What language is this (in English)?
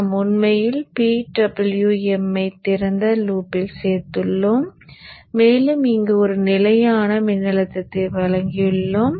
Tamil